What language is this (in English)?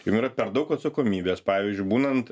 Lithuanian